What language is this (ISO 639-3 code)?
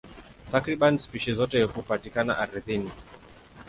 swa